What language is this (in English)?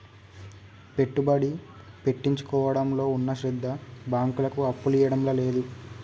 Telugu